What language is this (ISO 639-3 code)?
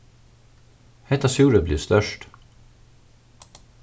fao